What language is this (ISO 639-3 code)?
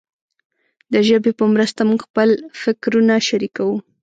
pus